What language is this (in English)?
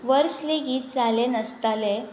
Konkani